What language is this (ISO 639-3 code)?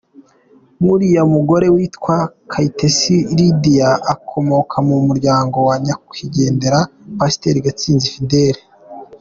kin